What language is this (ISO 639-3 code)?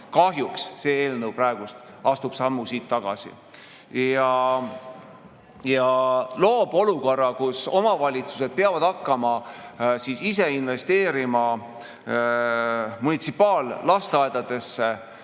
est